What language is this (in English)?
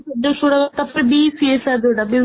Odia